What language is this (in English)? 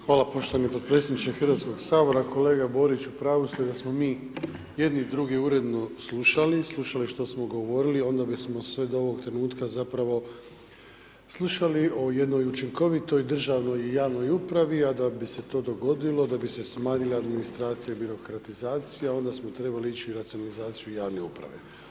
Croatian